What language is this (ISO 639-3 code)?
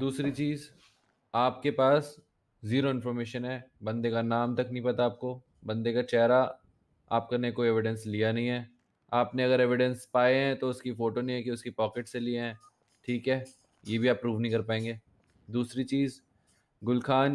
hin